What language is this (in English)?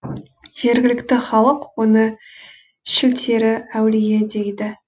Kazakh